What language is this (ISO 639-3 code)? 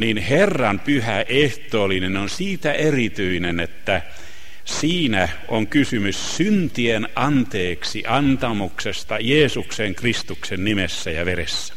fin